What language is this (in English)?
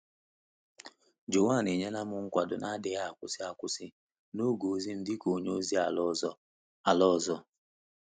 Igbo